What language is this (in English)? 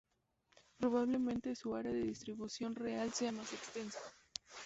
Spanish